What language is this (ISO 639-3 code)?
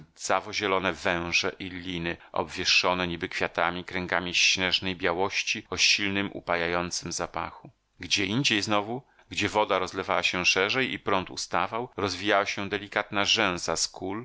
pol